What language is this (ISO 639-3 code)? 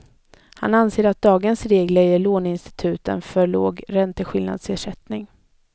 swe